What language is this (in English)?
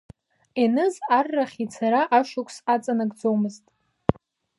Abkhazian